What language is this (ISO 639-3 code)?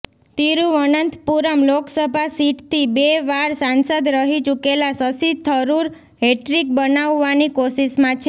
guj